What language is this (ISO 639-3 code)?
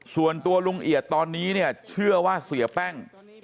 tha